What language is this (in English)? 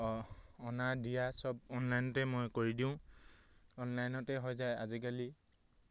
Assamese